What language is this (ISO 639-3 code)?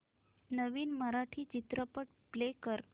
mar